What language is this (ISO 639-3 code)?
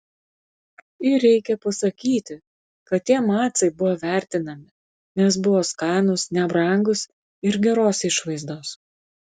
lit